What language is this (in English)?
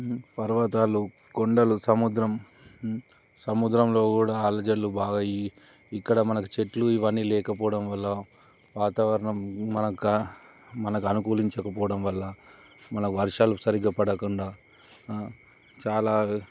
Telugu